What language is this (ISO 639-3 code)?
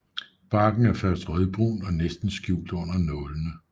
dan